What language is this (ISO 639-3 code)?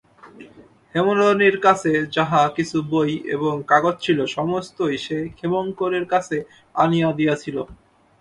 ben